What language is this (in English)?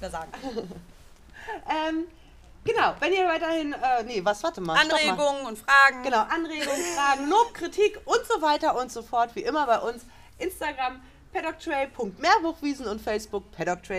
German